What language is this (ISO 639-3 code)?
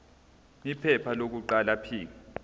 zul